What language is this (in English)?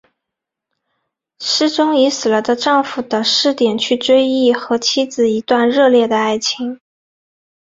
Chinese